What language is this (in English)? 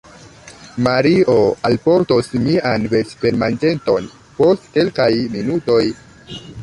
Esperanto